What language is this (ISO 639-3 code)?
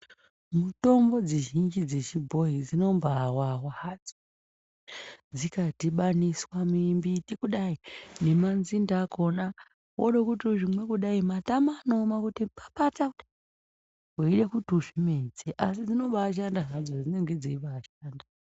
ndc